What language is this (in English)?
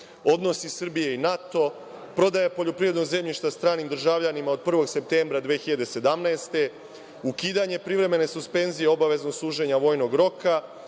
Serbian